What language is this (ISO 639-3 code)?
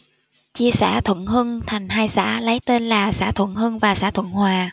vie